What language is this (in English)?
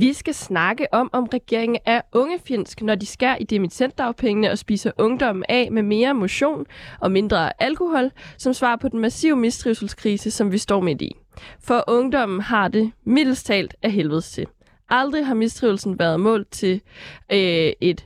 Danish